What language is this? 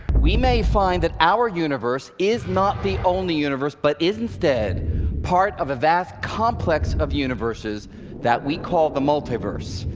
English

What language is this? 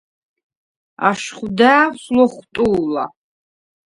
Svan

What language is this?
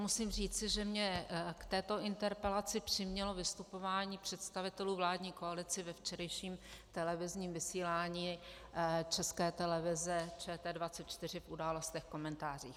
Czech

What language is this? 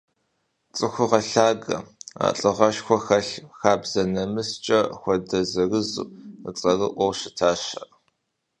Kabardian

